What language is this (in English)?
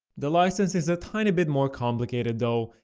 English